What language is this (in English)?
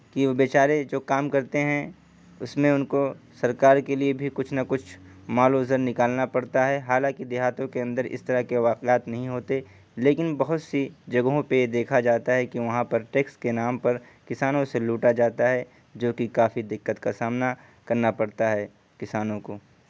Urdu